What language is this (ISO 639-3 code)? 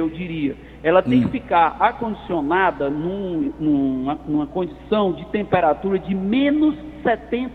por